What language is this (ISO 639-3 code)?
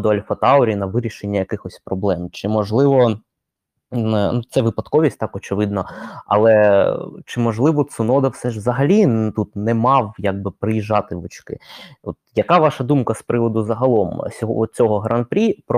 ukr